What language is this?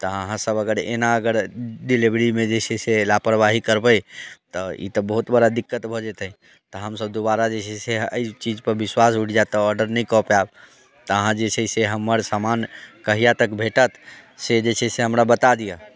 Maithili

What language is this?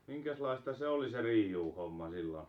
Finnish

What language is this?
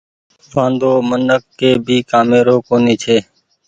Goaria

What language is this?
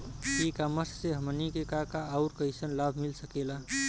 Bhojpuri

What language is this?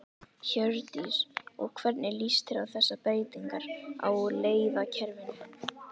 Icelandic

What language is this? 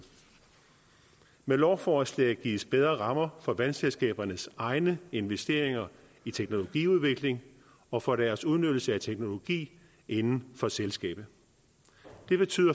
Danish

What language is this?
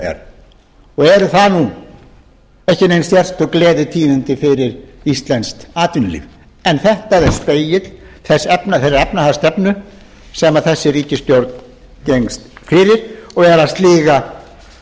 Icelandic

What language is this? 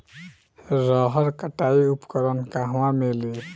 Bhojpuri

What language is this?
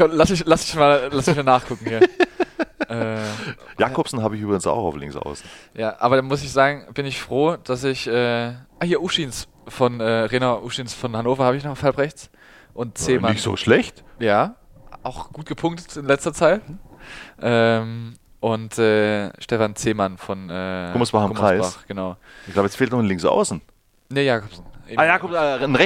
German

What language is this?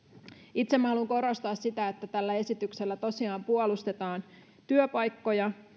Finnish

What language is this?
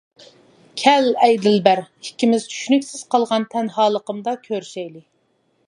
Uyghur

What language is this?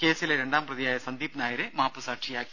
Malayalam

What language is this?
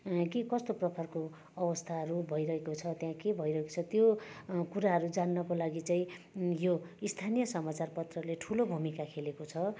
Nepali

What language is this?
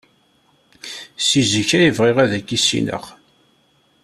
Kabyle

